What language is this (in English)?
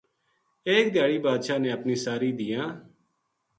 Gujari